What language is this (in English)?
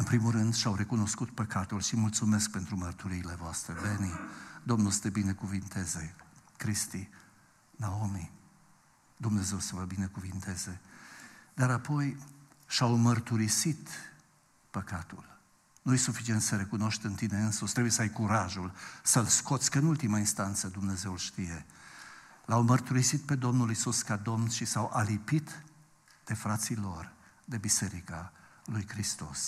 Romanian